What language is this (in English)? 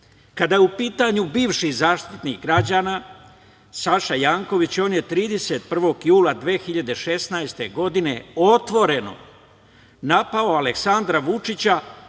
Serbian